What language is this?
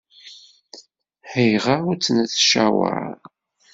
Kabyle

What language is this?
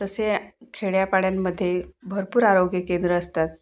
Marathi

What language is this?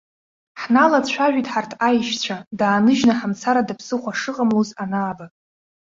Abkhazian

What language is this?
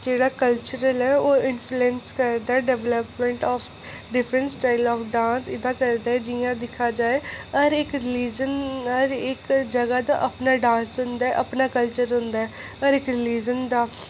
Dogri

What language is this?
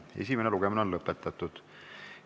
Estonian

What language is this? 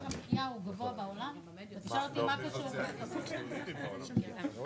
Hebrew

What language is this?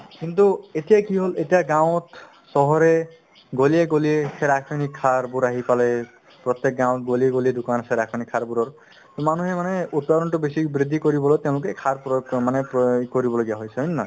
Assamese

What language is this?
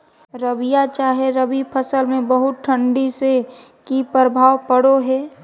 Magahi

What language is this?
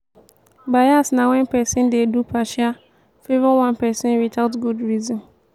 Nigerian Pidgin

